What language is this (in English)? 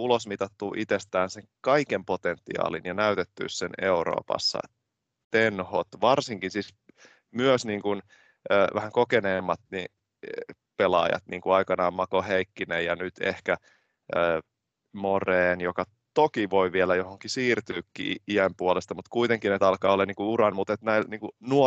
Finnish